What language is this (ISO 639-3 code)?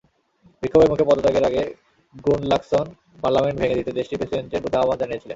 ben